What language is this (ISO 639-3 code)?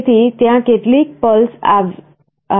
guj